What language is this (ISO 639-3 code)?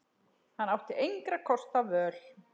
isl